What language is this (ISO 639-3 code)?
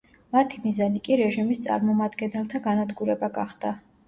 kat